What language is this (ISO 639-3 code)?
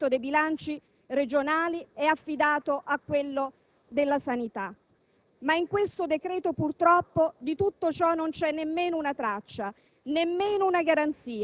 ita